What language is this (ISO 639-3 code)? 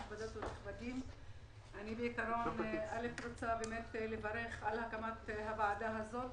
heb